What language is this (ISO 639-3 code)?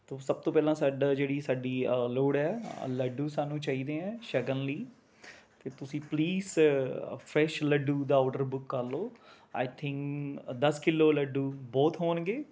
pan